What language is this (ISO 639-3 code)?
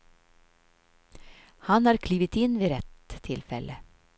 swe